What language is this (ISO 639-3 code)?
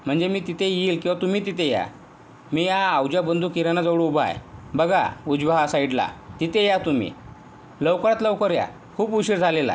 mar